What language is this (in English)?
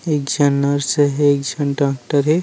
Chhattisgarhi